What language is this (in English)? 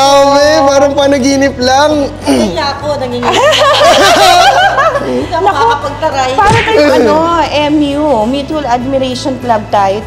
Filipino